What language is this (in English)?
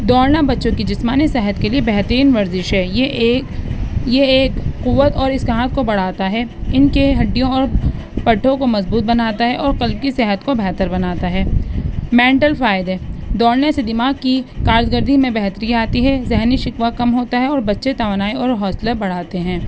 Urdu